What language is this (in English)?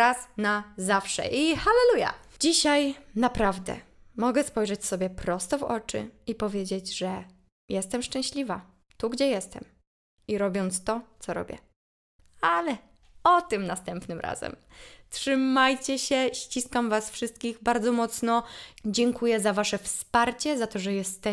Polish